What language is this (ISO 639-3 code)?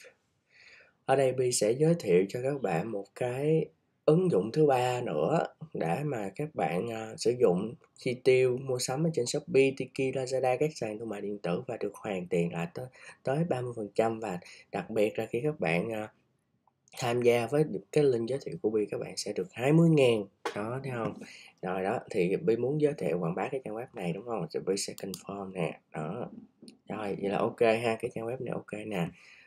vie